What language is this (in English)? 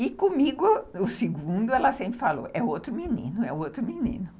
Portuguese